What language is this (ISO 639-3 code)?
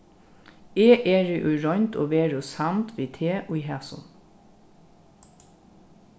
fao